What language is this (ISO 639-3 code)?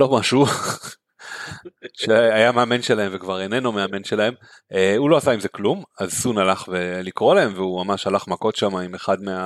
heb